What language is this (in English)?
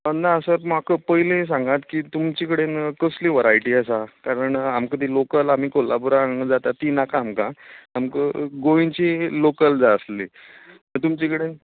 Konkani